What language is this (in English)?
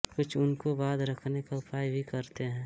Hindi